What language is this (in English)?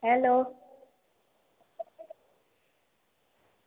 Dogri